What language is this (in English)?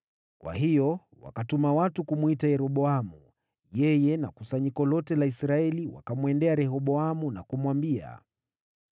Swahili